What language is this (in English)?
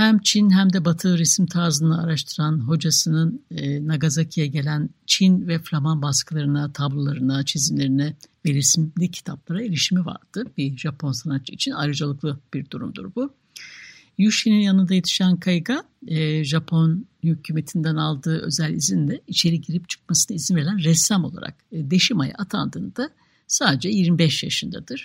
Turkish